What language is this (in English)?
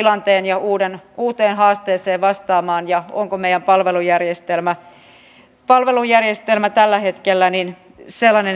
Finnish